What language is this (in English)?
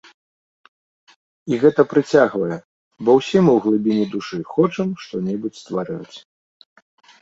Belarusian